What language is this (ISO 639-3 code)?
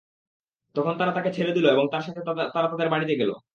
ben